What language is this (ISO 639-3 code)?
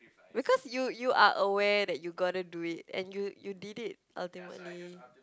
eng